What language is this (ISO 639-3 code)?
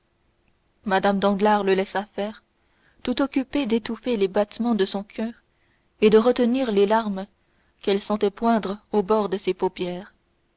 fra